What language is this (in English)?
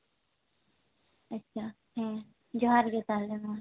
Santali